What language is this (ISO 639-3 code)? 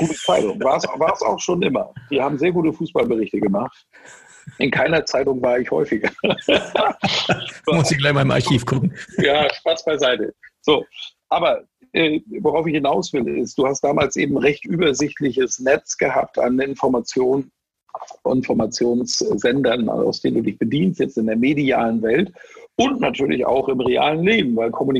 deu